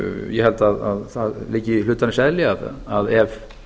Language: Icelandic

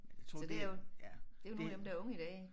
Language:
Danish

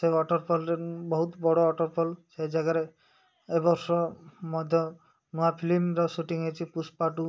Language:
Odia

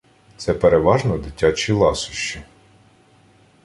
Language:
Ukrainian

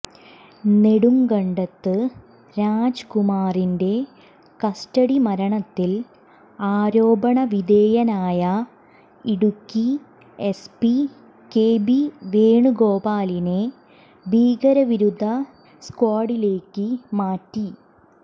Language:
Malayalam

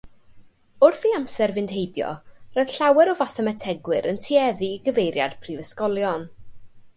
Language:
Welsh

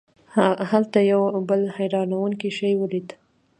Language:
Pashto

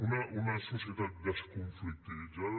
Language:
Catalan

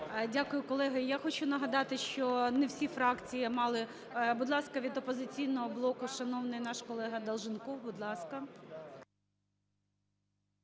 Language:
Ukrainian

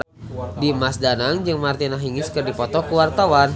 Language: Sundanese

